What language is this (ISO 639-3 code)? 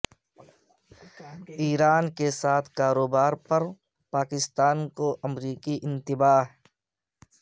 urd